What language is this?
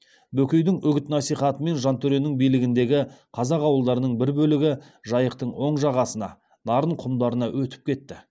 Kazakh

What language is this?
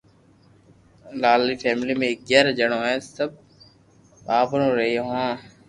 Loarki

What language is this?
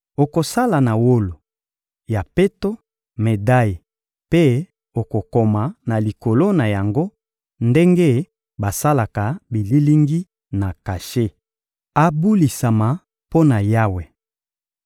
Lingala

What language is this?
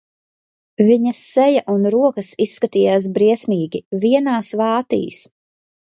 Latvian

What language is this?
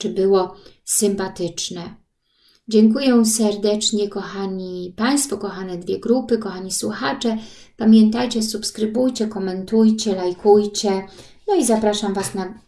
Polish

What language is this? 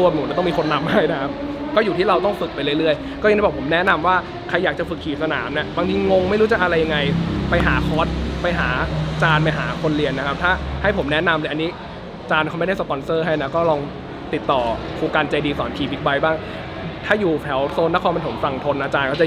Thai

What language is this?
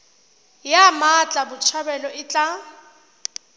Tswana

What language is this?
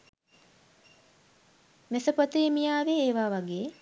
Sinhala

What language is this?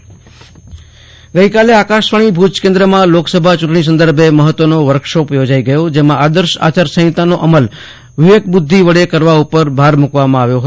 Gujarati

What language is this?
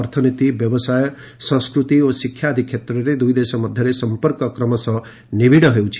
Odia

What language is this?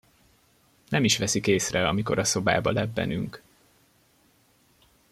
Hungarian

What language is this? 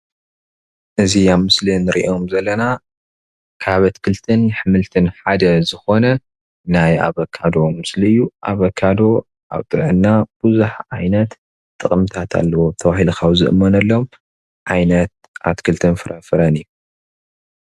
Tigrinya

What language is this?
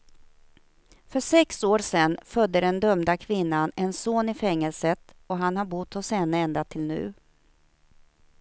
Swedish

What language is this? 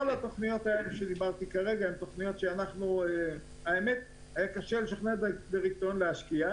Hebrew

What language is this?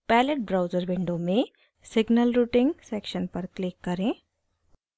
Hindi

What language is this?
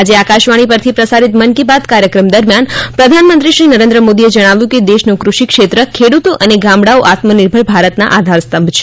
Gujarati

